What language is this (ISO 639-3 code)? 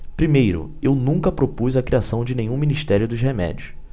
por